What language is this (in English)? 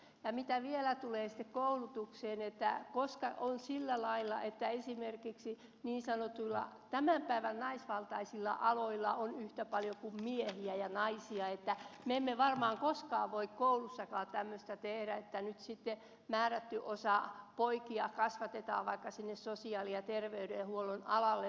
Finnish